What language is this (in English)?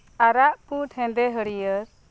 Santali